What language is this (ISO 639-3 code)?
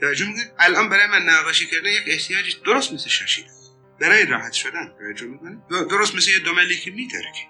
fas